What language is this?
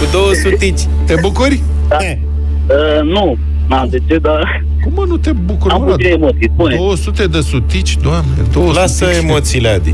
Romanian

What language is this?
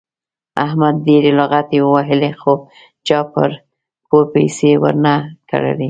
Pashto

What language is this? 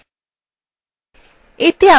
Bangla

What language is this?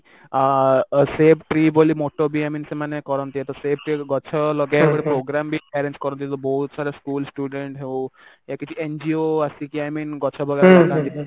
Odia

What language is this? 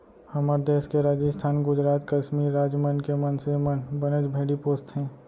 Chhattisgarhi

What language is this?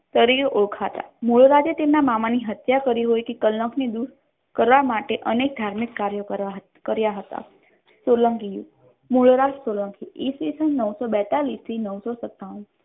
Gujarati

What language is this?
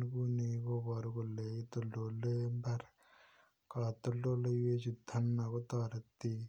Kalenjin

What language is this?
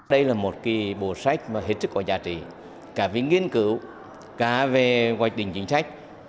Vietnamese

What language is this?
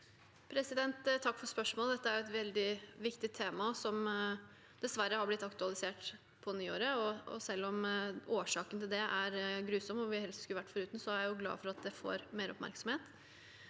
Norwegian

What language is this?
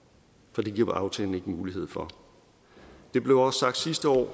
Danish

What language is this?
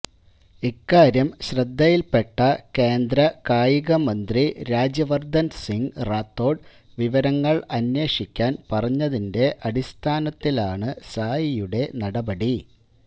Malayalam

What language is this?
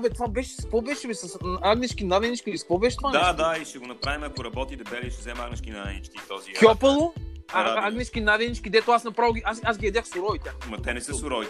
Bulgarian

